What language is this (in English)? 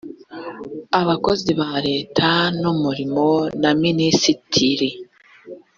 Kinyarwanda